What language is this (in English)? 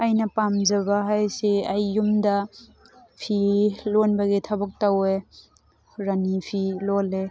Manipuri